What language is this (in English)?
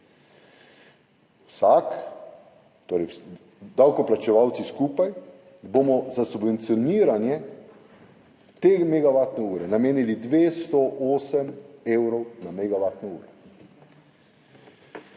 Slovenian